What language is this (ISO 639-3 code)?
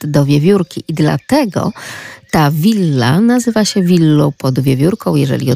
pol